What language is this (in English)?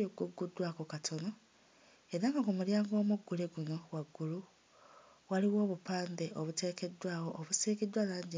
Ganda